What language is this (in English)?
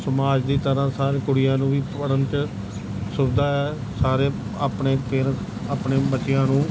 Punjabi